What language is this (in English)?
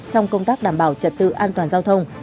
Vietnamese